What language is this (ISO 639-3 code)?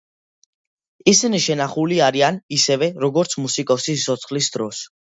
kat